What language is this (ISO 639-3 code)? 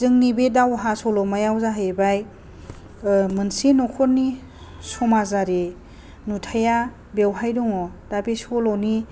brx